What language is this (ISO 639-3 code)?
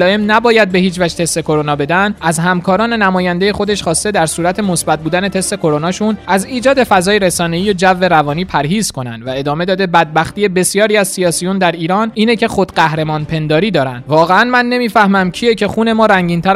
fas